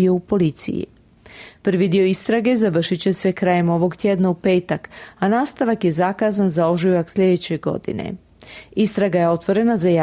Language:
Croatian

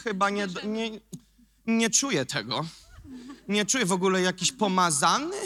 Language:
Polish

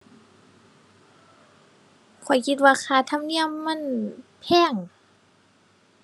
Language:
Thai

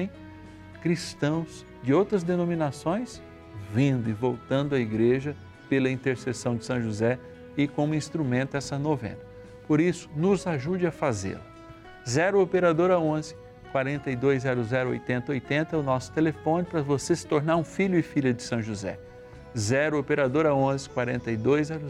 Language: Portuguese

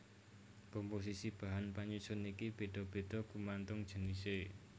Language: Javanese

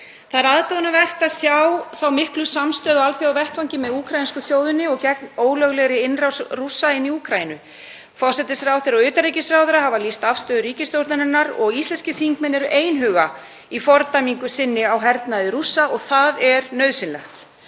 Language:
Icelandic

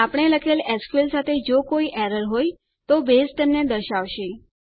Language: Gujarati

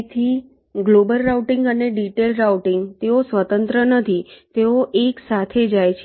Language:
Gujarati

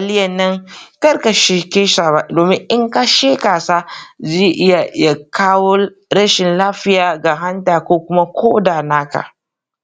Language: Hausa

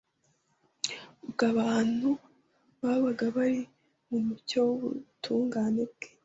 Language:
Kinyarwanda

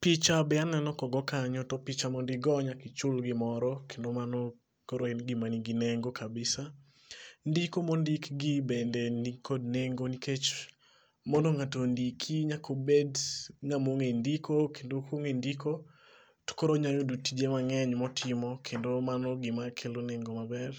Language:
Luo (Kenya and Tanzania)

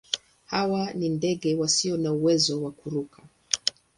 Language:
Swahili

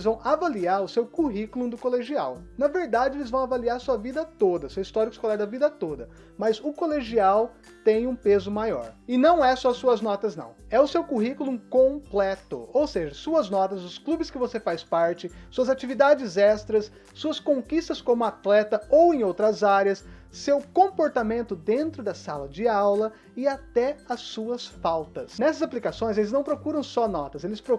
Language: Portuguese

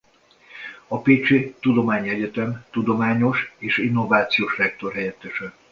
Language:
Hungarian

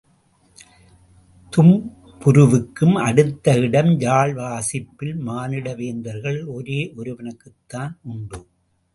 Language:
Tamil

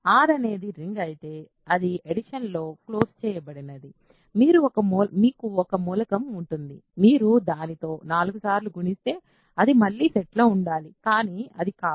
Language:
Telugu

